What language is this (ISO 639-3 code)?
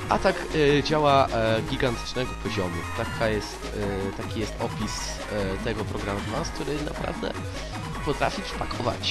pol